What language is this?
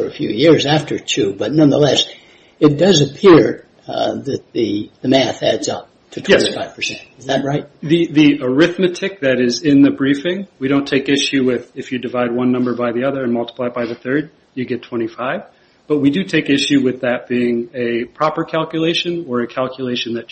English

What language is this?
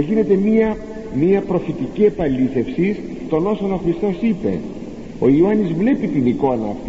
Greek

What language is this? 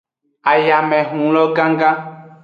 Aja (Benin)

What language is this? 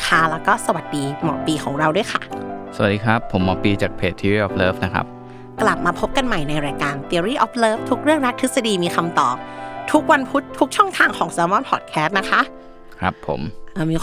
Thai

